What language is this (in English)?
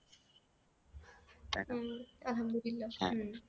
Bangla